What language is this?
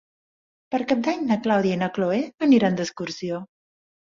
Catalan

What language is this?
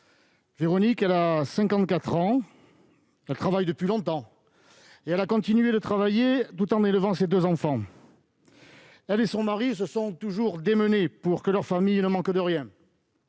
French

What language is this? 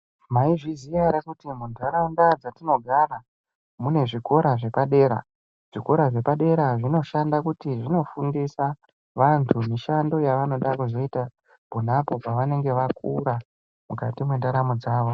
Ndau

